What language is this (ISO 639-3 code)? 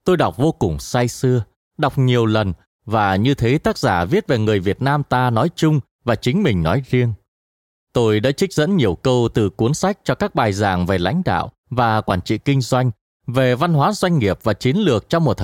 vie